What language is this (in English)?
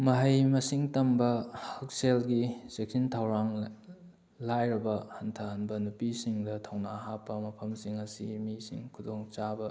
Manipuri